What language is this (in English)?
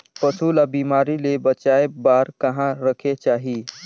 Chhattisgarhi